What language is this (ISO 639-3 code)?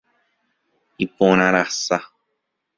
grn